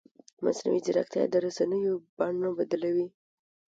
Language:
Pashto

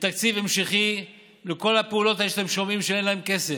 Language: Hebrew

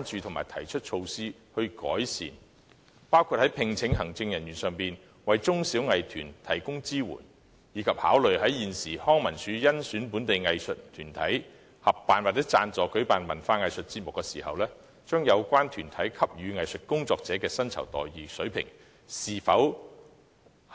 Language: Cantonese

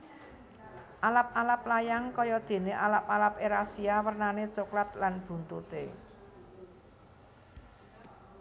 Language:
Javanese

